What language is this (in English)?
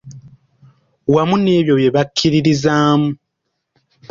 Ganda